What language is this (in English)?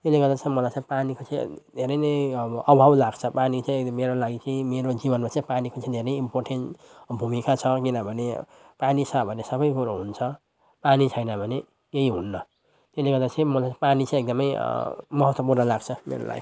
Nepali